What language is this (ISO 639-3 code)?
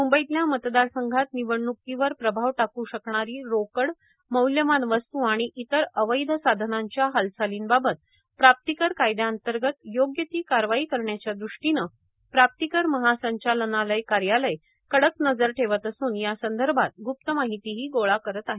mar